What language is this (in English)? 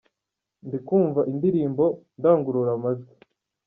Kinyarwanda